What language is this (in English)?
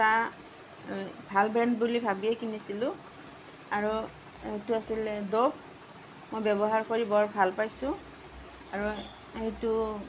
Assamese